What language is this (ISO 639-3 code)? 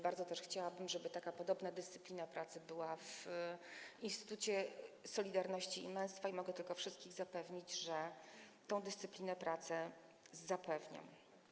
pol